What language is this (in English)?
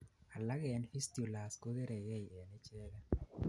Kalenjin